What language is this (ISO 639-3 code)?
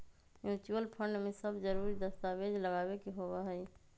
mag